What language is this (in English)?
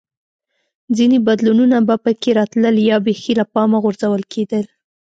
Pashto